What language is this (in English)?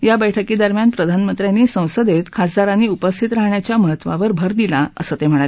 Marathi